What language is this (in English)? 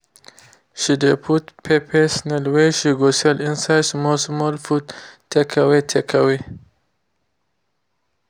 Nigerian Pidgin